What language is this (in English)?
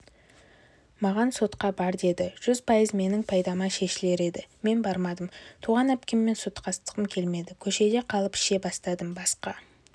Kazakh